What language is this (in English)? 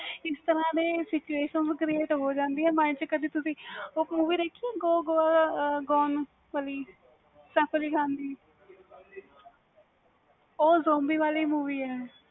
Punjabi